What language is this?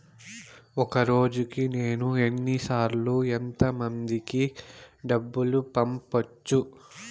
Telugu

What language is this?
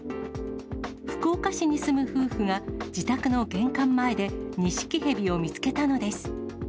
Japanese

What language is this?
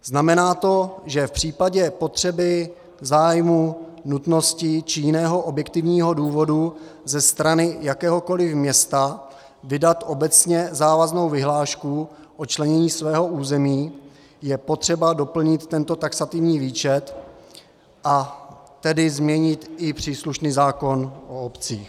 Czech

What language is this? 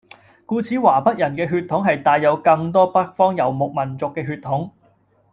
Cantonese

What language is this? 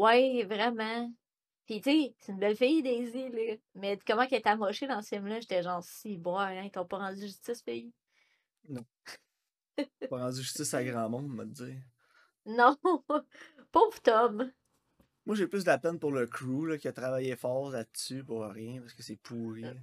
French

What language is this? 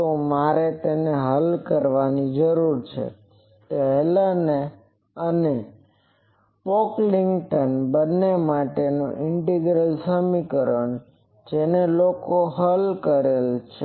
Gujarati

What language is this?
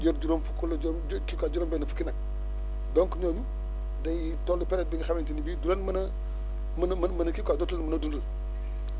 Wolof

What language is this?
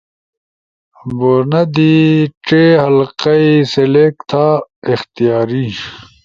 Ushojo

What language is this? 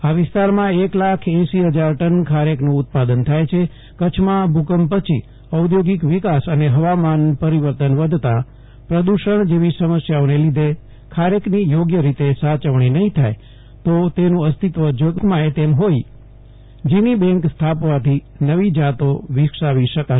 Gujarati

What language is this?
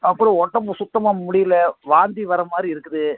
Tamil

